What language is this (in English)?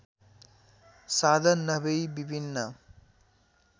Nepali